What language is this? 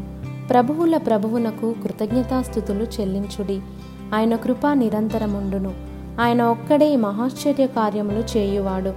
Telugu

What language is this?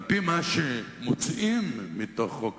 Hebrew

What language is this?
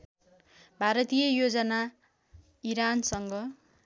Nepali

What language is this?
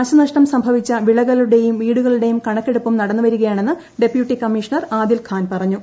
Malayalam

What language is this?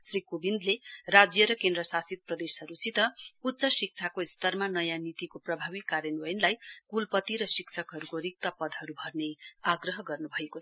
Nepali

